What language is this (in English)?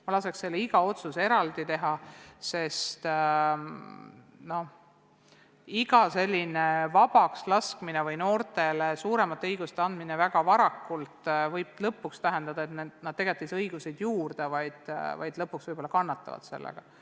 Estonian